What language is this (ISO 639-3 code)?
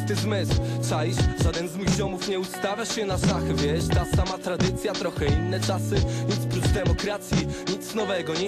pol